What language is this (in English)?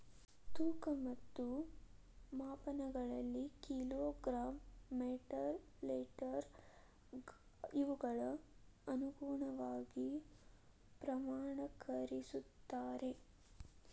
Kannada